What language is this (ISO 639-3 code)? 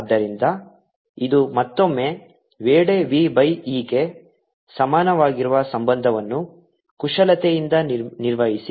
kan